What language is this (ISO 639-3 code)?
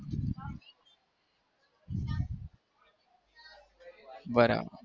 guj